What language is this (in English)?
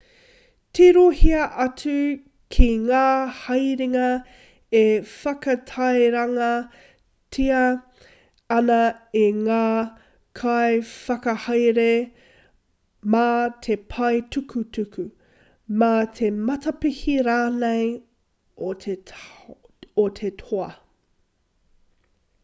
Māori